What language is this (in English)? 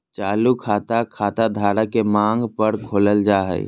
Magahi